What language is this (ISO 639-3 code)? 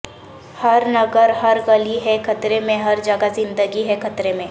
urd